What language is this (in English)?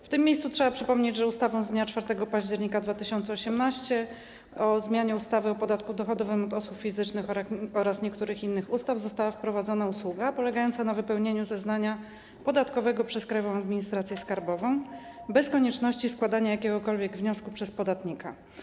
Polish